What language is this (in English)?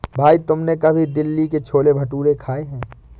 Hindi